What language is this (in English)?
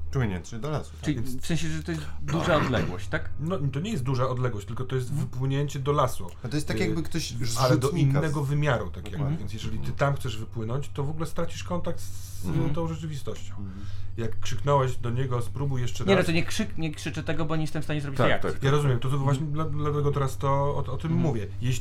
Polish